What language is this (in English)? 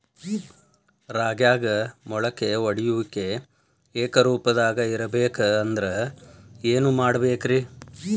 Kannada